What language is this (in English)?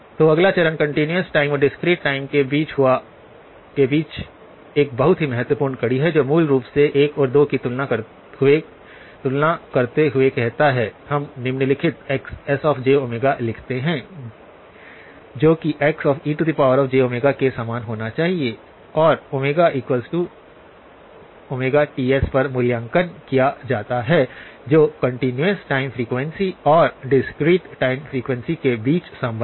Hindi